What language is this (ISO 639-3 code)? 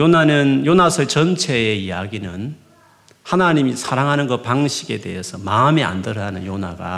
kor